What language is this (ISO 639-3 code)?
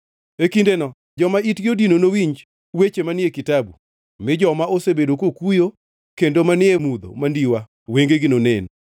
luo